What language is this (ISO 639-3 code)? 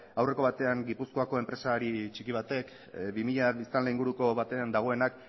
eus